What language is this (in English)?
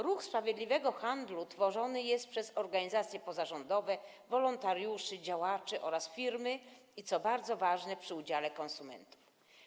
Polish